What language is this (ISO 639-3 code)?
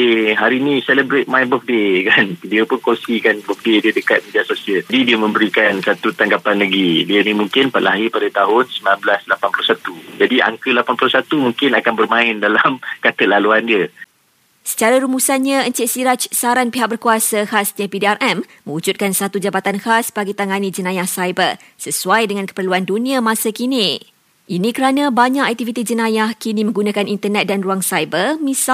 msa